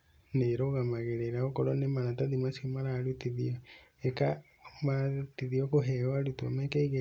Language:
Kikuyu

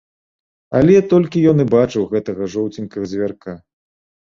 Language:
Belarusian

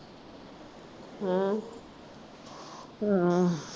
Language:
Punjabi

